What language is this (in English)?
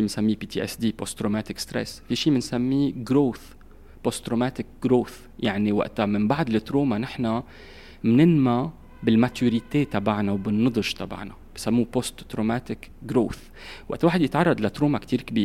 Arabic